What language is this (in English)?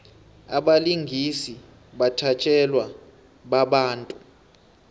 South Ndebele